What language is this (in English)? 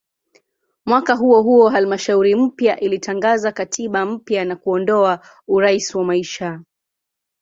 Swahili